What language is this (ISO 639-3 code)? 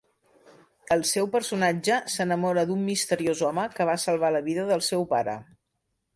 cat